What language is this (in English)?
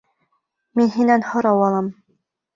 Bashkir